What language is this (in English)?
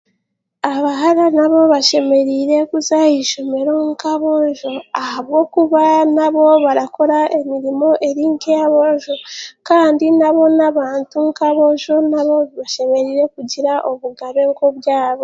Chiga